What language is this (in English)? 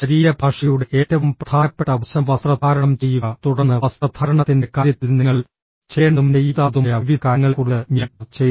Malayalam